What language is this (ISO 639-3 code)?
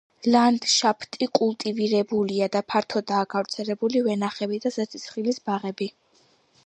kat